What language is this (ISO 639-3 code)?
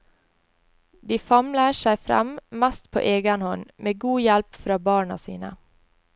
nor